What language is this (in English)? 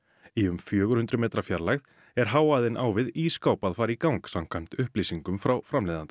Icelandic